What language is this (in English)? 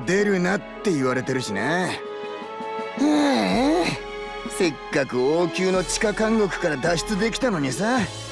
Japanese